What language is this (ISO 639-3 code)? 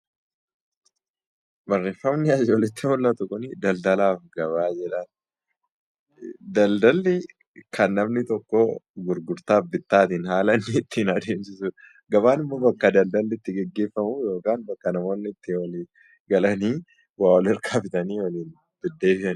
orm